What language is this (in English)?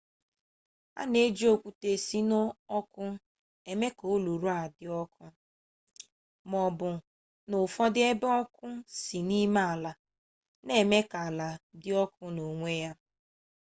Igbo